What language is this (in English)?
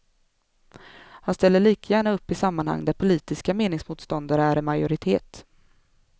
Swedish